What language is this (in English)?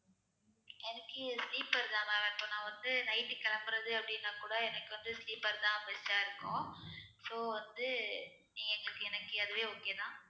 Tamil